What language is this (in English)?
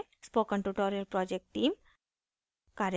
Hindi